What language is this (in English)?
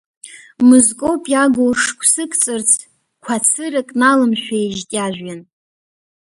Abkhazian